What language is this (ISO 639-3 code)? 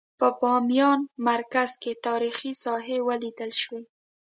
pus